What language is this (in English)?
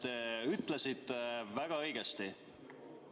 Estonian